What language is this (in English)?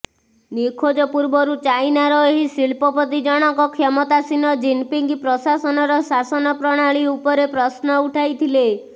Odia